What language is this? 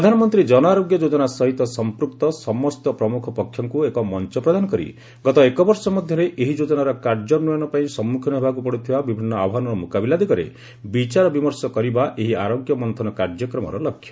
Odia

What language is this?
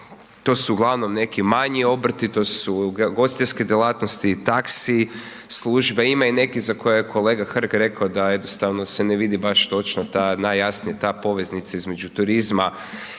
Croatian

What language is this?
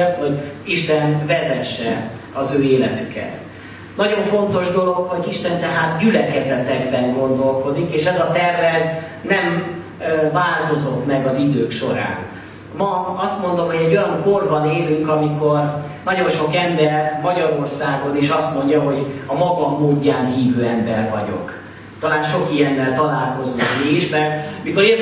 Hungarian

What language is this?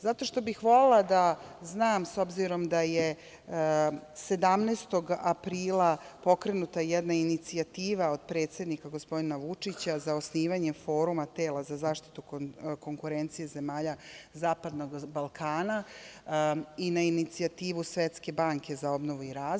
Serbian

